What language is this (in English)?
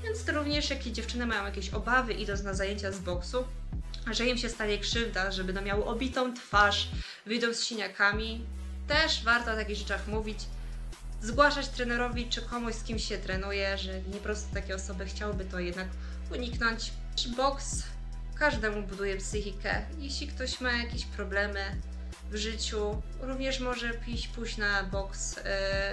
Polish